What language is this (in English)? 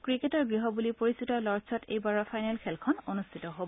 Assamese